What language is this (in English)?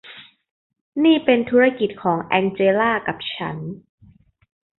Thai